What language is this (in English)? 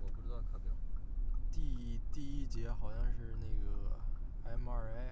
Chinese